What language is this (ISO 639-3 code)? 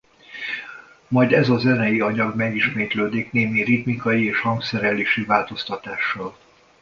hun